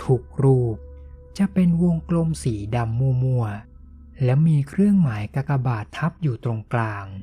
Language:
Thai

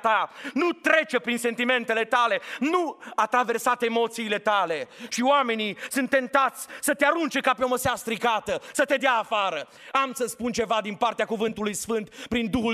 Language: Romanian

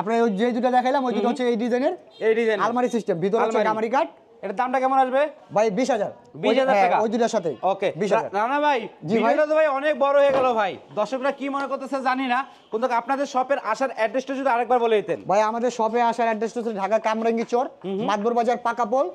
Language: Bangla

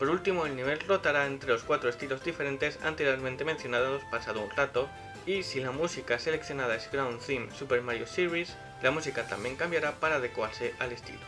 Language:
Spanish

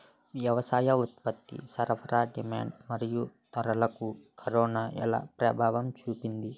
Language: Telugu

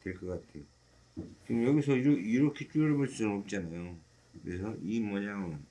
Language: Korean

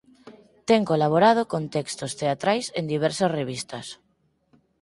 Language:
Galician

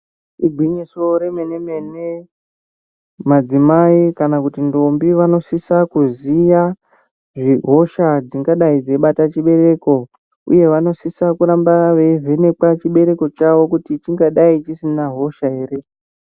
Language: Ndau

